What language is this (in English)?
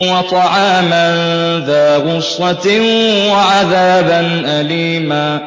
Arabic